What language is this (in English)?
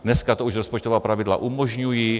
Czech